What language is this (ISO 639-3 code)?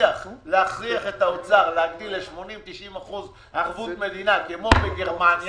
heb